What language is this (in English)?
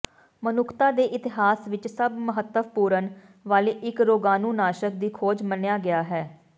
Punjabi